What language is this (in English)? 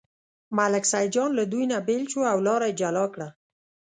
Pashto